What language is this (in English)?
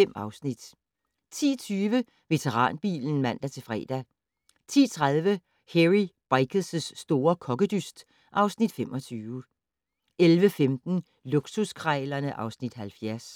Danish